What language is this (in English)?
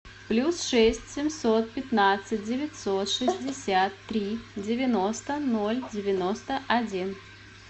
Russian